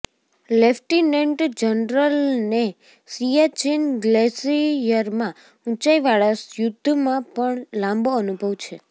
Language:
Gujarati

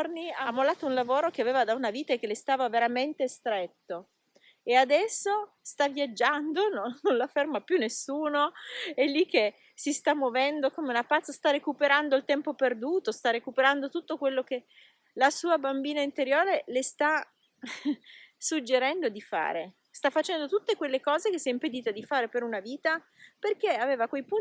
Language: Italian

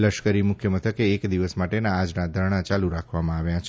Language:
Gujarati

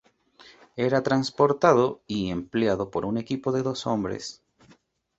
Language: Spanish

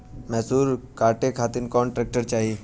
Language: Bhojpuri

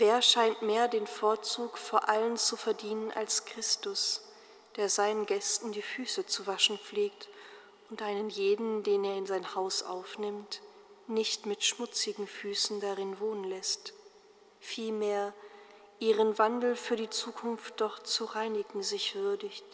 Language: German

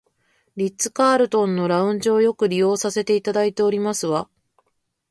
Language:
Japanese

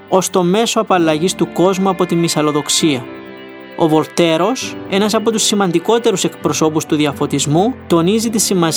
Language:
Greek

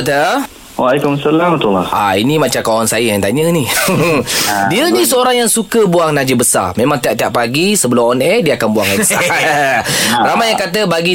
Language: Malay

